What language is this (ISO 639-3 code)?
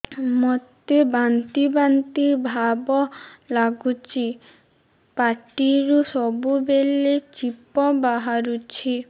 ori